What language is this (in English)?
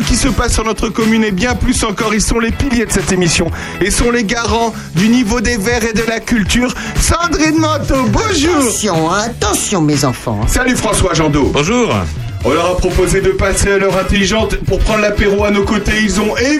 French